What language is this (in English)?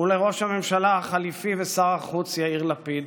Hebrew